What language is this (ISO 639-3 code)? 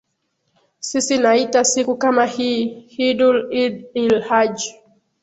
swa